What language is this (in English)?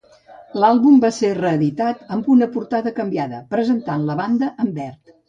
Catalan